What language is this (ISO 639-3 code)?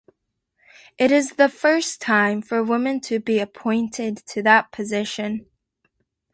eng